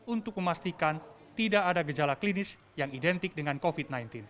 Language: Indonesian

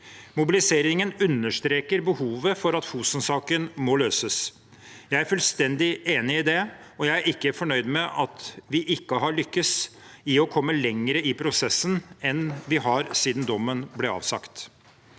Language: Norwegian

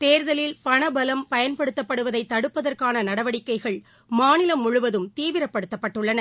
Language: Tamil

